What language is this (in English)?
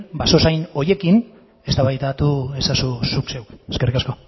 Basque